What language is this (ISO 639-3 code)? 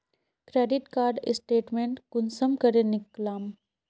mag